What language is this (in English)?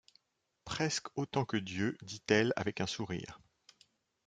French